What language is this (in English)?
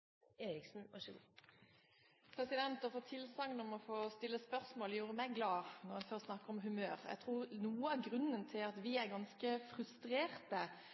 Norwegian